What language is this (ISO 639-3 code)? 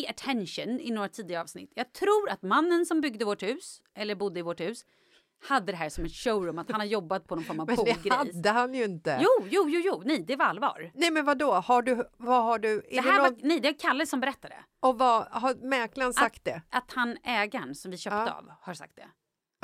swe